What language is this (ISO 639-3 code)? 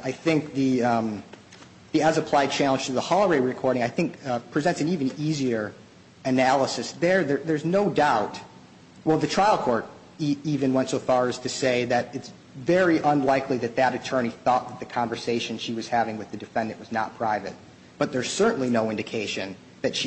eng